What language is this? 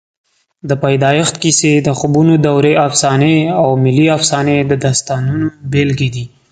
Pashto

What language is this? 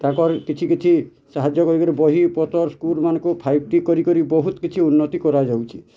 Odia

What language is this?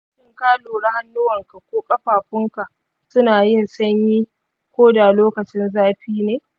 Hausa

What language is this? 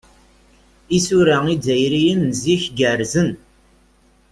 Kabyle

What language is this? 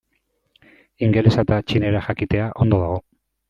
Basque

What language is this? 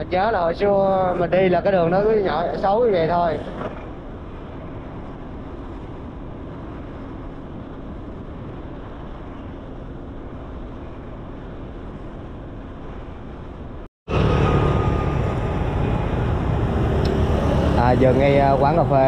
Vietnamese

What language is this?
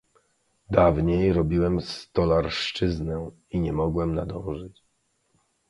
Polish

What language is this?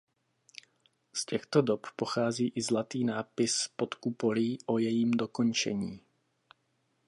Czech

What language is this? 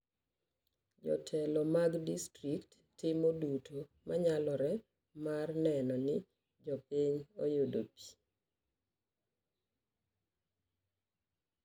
Luo (Kenya and Tanzania)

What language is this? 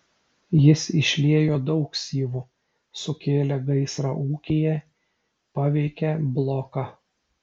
Lithuanian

